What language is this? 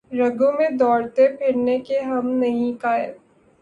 Urdu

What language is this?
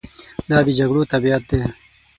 Pashto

